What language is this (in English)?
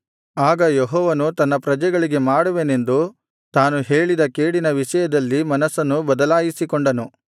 Kannada